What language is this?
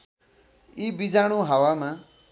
Nepali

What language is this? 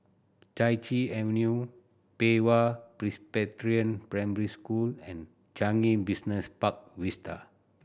English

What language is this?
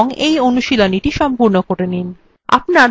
Bangla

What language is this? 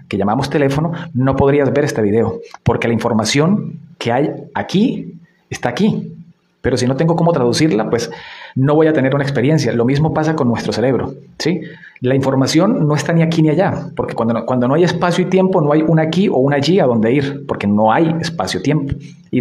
Spanish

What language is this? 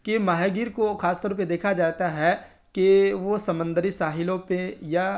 Urdu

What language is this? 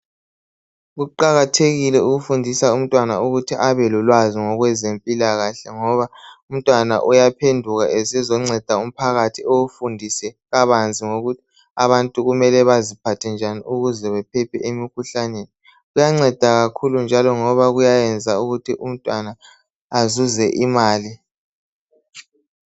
North Ndebele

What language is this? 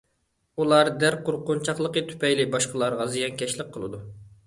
Uyghur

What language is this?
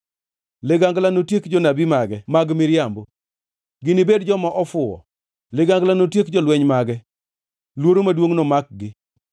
Luo (Kenya and Tanzania)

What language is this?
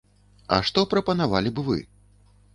Belarusian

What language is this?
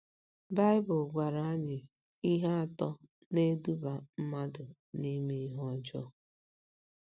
Igbo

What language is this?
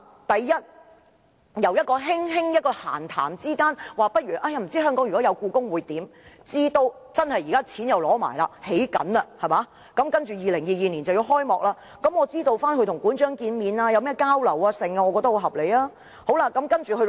Cantonese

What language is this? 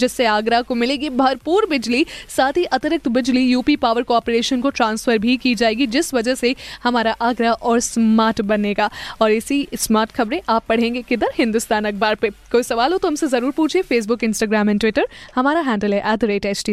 Hindi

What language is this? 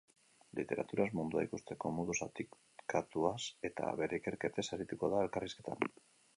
Basque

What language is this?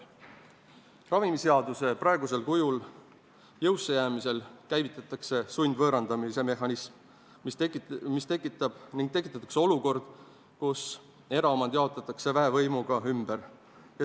Estonian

